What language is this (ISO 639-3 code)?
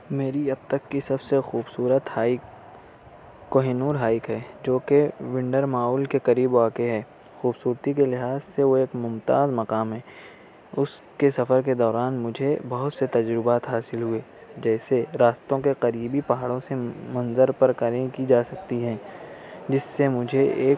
urd